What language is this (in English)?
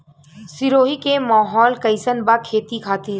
Bhojpuri